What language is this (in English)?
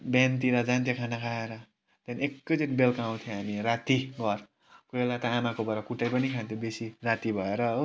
Nepali